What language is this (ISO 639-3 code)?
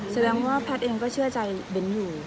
tha